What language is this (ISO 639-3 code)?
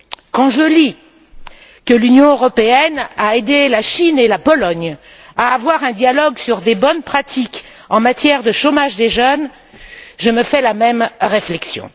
fra